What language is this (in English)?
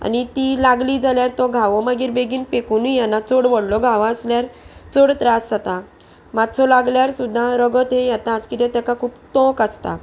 Konkani